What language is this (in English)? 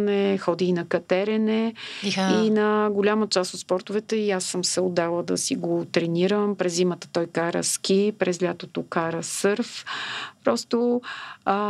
Bulgarian